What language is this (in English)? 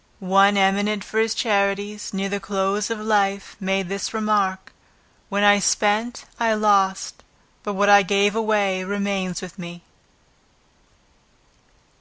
English